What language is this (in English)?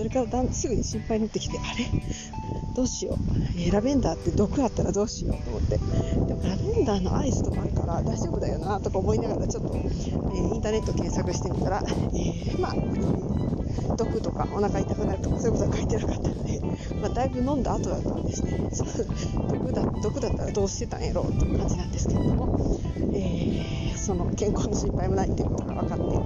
Japanese